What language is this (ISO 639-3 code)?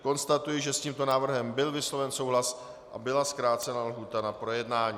ces